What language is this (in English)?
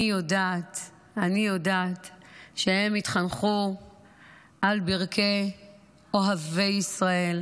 Hebrew